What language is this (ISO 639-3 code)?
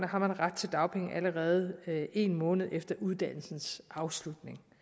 dan